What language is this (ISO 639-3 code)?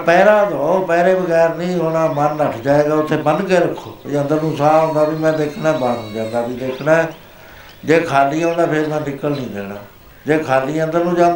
pan